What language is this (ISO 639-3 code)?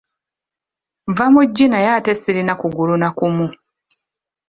lug